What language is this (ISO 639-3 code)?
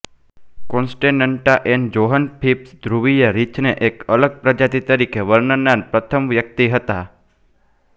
guj